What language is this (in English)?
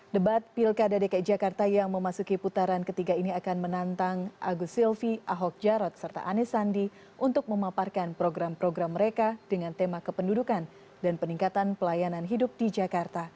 Indonesian